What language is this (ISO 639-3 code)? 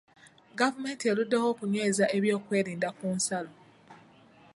lug